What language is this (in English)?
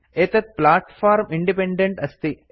Sanskrit